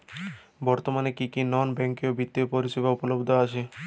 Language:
Bangla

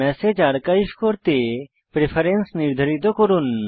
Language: Bangla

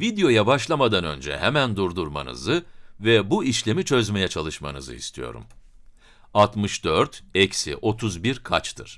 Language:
Turkish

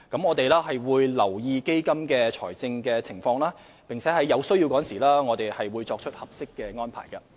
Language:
Cantonese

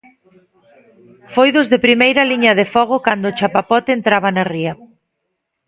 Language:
Galician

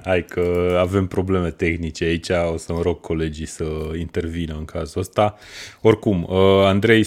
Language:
Romanian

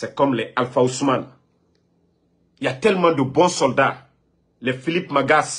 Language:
French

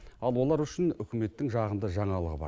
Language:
Kazakh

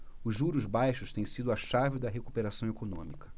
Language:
Portuguese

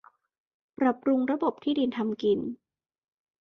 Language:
Thai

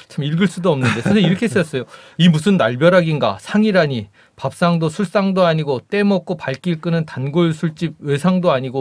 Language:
Korean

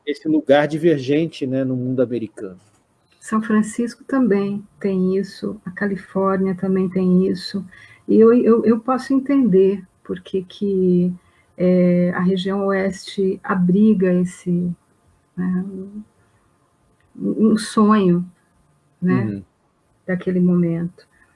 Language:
Portuguese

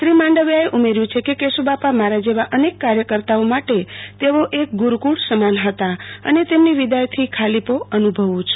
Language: Gujarati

